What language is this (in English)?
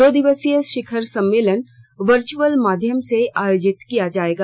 Hindi